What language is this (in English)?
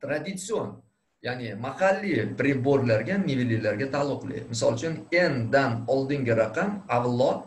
Turkish